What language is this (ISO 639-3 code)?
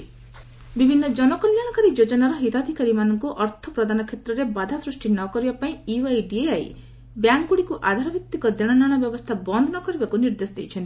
ori